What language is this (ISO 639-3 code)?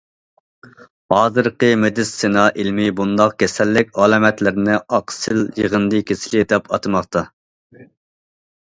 uig